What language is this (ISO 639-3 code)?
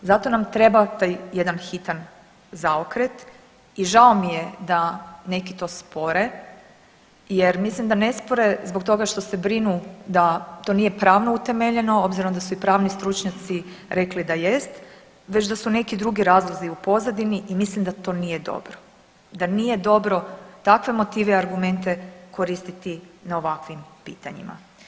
hrv